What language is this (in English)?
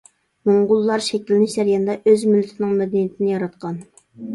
Uyghur